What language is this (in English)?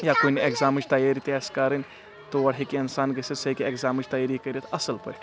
Kashmiri